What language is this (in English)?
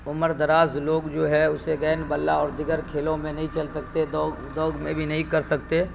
Urdu